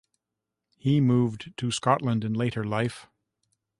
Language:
English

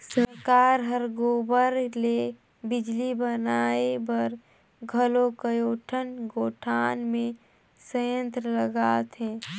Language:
Chhattisgarhi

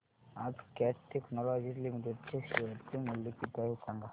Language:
Marathi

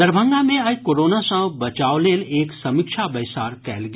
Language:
Maithili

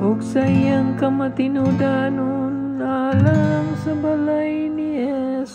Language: Filipino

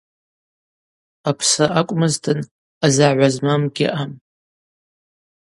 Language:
Abaza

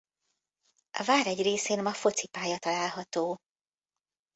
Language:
Hungarian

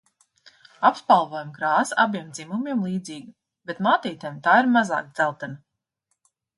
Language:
Latvian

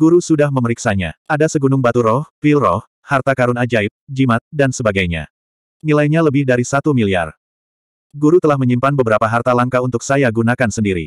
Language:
Indonesian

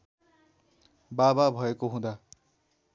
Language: Nepali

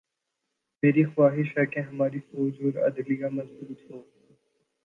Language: Urdu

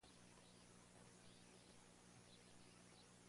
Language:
Spanish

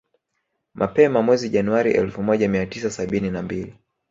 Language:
Swahili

